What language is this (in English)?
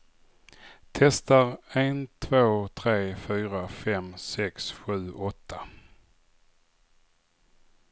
Swedish